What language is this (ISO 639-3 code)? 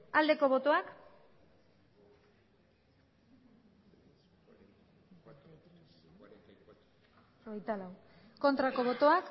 eus